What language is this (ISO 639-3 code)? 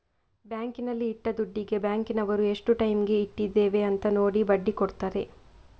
kan